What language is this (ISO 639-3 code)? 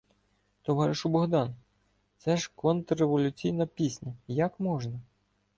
ukr